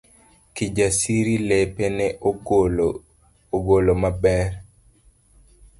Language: Luo (Kenya and Tanzania)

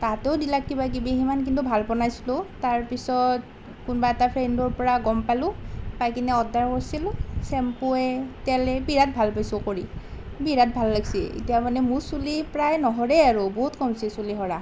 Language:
Assamese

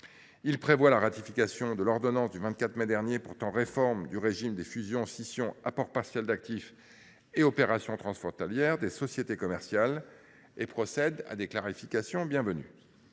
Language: French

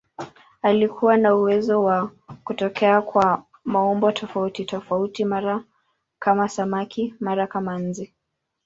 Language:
Swahili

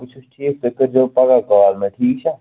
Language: Kashmiri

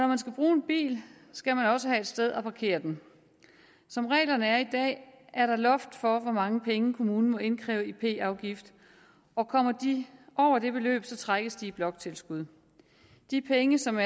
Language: Danish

